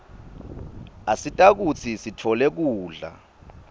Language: Swati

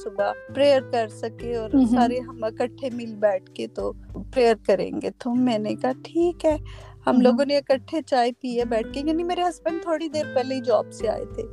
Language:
Urdu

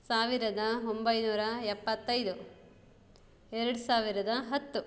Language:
Kannada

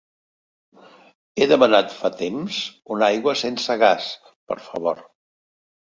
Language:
Catalan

